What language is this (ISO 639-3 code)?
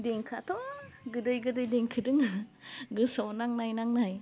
brx